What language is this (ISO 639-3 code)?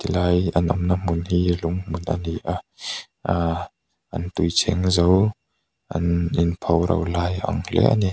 lus